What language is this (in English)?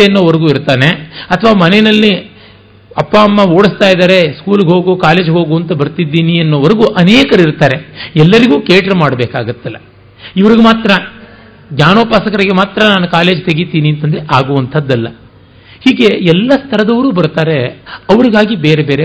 Kannada